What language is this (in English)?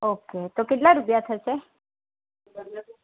Gujarati